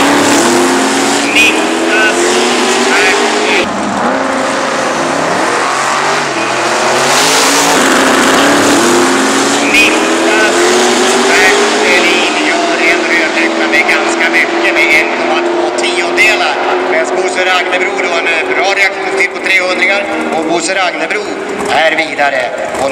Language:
Swedish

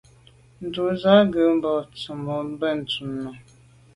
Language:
Medumba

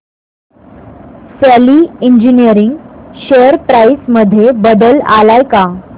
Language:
Marathi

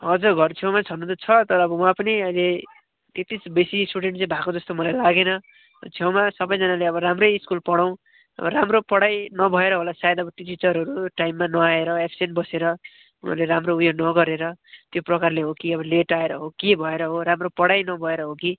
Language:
Nepali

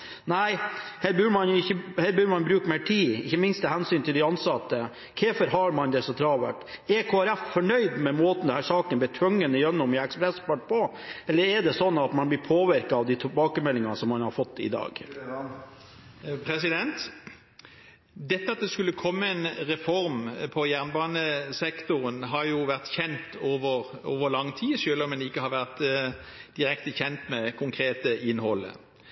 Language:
Norwegian Bokmål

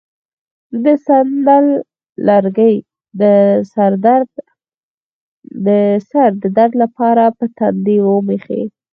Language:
Pashto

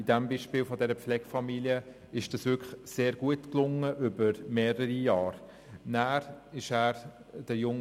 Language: Swiss German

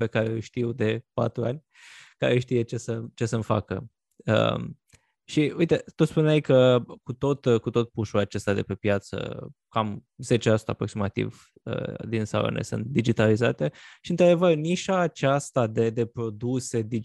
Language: Romanian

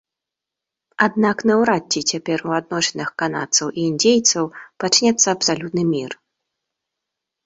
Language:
Belarusian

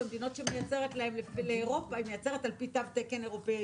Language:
Hebrew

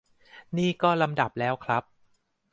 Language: Thai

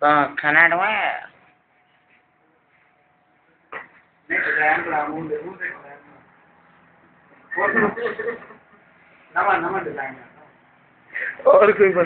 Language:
Czech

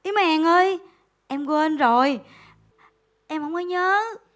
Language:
Vietnamese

